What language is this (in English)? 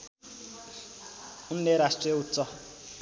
Nepali